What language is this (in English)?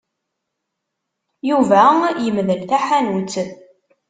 Kabyle